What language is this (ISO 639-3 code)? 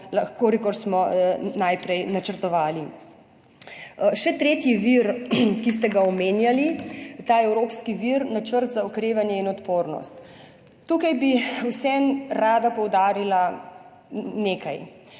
slv